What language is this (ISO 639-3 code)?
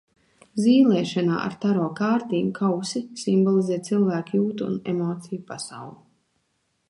lav